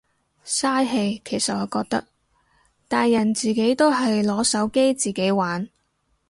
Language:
Cantonese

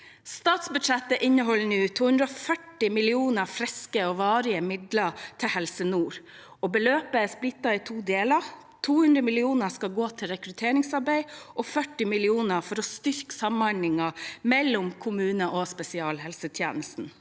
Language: Norwegian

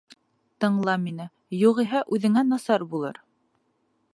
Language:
Bashkir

